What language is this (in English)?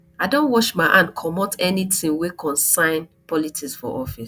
Nigerian Pidgin